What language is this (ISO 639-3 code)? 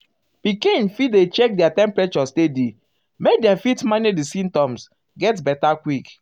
pcm